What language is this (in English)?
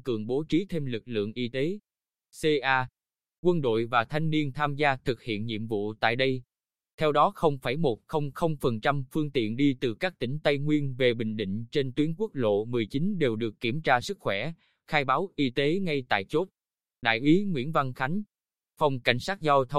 Vietnamese